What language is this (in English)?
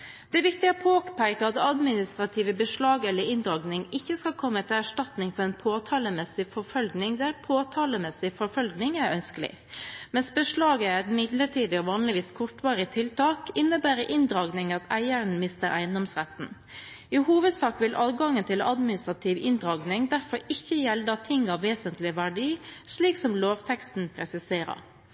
Norwegian Bokmål